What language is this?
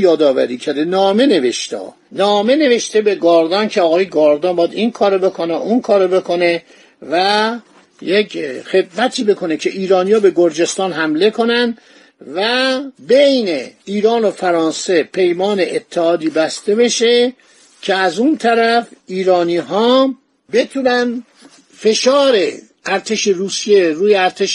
Persian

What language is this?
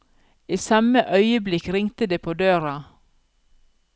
Norwegian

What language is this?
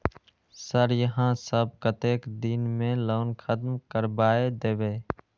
Maithili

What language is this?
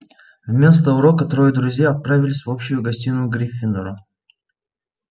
Russian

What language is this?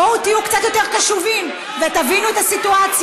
Hebrew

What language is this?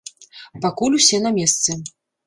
Belarusian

